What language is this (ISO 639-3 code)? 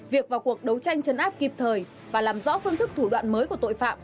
vie